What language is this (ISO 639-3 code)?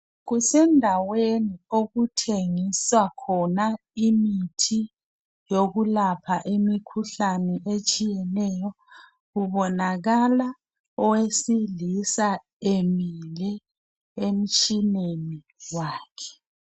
nde